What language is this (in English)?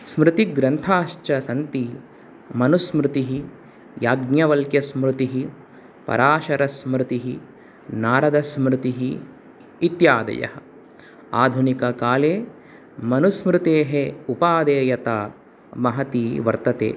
Sanskrit